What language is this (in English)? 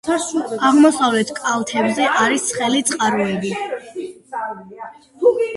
Georgian